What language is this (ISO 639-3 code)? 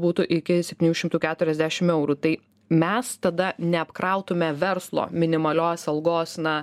lit